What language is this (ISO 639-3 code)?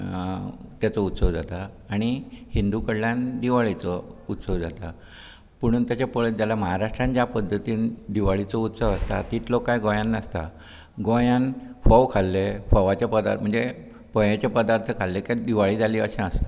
kok